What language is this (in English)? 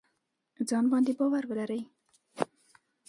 Pashto